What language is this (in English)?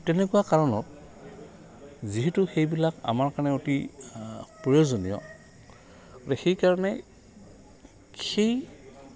Assamese